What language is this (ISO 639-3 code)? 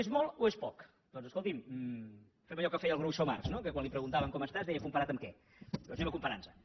cat